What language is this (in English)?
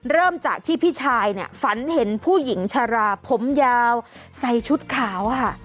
Thai